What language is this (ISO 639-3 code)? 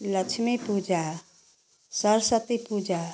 hin